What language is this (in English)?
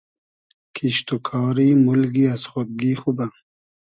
Hazaragi